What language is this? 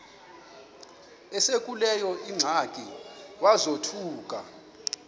Xhosa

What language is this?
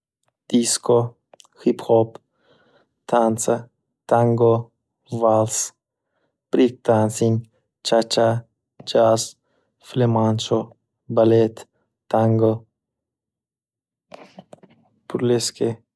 Uzbek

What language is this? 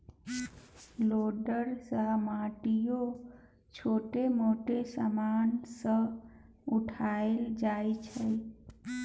Maithili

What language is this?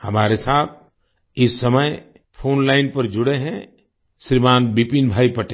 Hindi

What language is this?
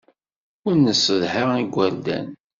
Kabyle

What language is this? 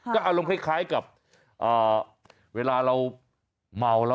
Thai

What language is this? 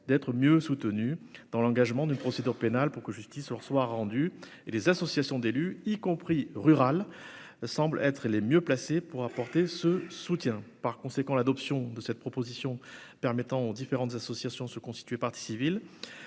French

